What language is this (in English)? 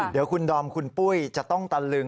Thai